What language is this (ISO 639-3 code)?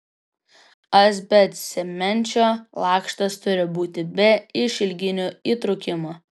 lit